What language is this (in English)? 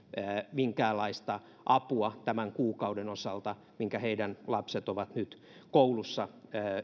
Finnish